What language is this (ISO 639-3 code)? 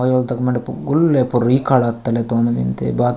gon